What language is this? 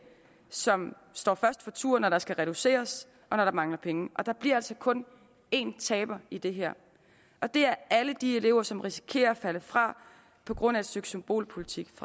Danish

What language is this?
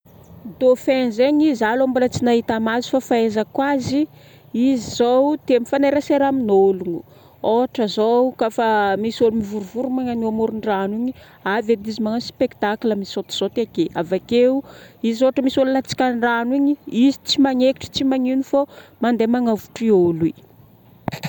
Northern Betsimisaraka Malagasy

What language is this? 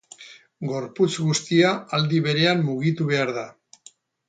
Basque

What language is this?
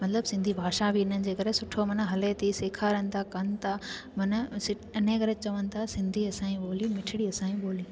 Sindhi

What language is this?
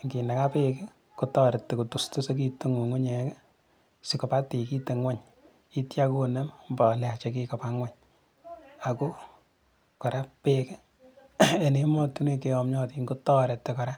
Kalenjin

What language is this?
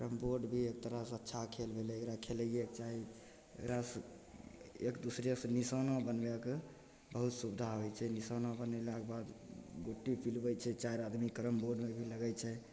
Maithili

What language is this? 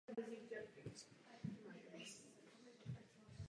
Czech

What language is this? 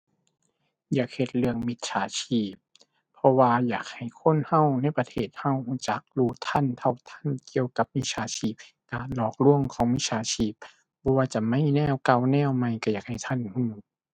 Thai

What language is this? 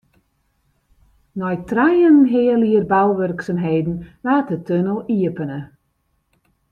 Western Frisian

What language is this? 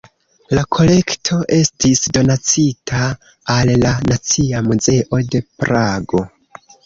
Esperanto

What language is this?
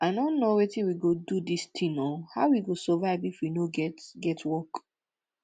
Nigerian Pidgin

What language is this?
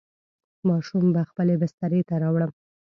Pashto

